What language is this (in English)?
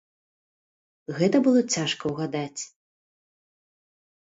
Belarusian